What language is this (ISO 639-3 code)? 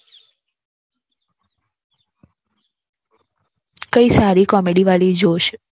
guj